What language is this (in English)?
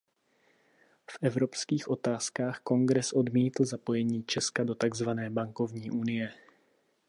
Czech